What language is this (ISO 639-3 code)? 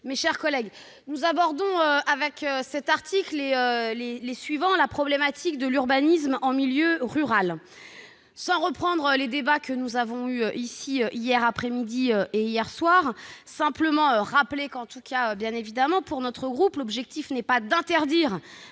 fra